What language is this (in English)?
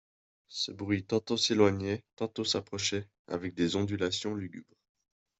French